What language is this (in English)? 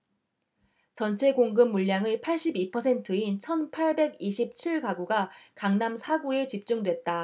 Korean